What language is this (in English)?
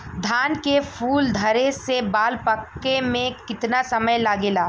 Bhojpuri